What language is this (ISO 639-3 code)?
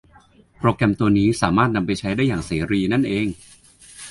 tha